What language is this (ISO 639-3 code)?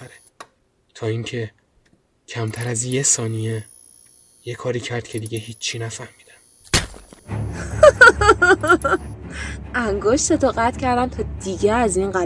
fas